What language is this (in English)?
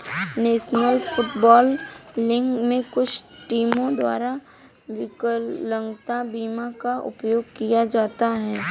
Hindi